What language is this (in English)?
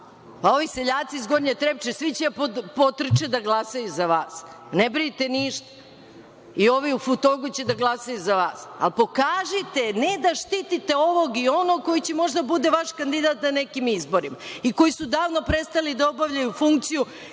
Serbian